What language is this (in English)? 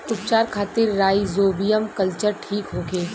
Bhojpuri